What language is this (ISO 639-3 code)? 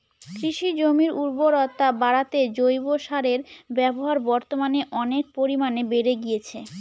ben